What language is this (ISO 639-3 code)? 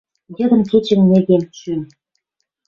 mrj